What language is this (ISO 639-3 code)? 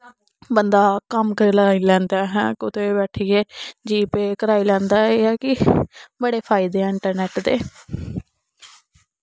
doi